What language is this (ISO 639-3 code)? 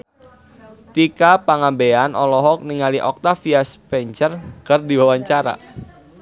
sun